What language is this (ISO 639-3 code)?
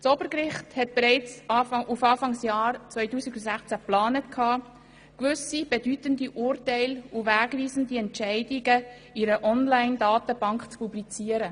gsw